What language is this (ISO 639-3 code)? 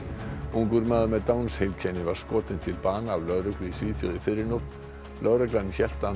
isl